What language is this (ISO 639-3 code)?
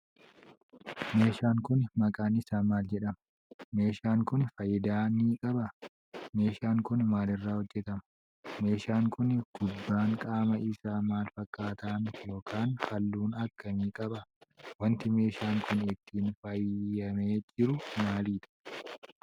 orm